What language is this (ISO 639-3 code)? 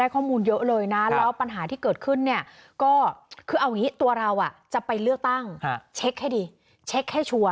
tha